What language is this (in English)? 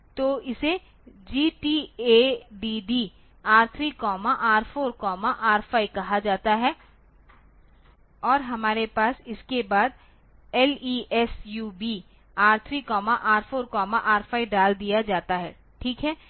Hindi